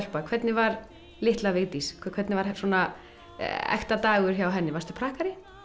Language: Icelandic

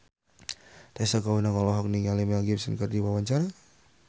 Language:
Sundanese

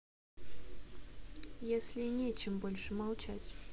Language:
Russian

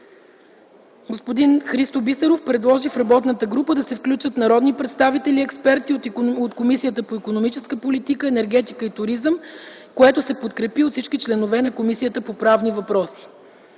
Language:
Bulgarian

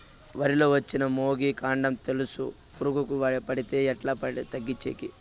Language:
Telugu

